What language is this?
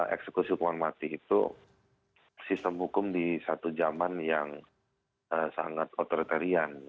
Indonesian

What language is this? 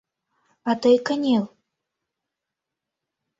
Mari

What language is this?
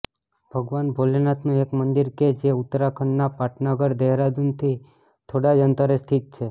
Gujarati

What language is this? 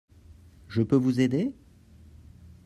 French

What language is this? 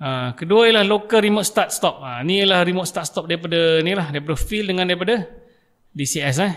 Malay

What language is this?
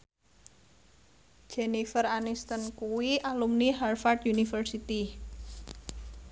Javanese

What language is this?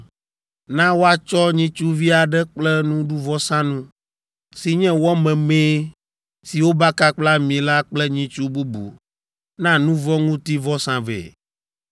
Ewe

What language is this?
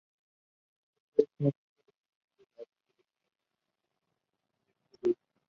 Spanish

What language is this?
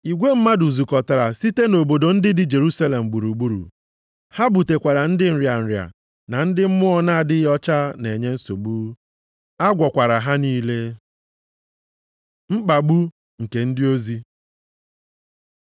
Igbo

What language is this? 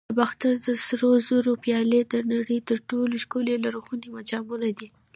Pashto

